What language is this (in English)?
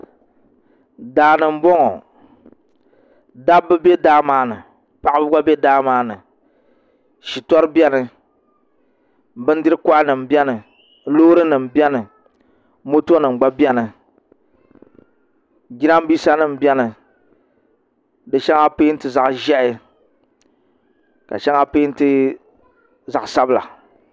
Dagbani